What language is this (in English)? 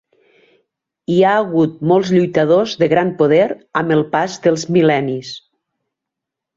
Catalan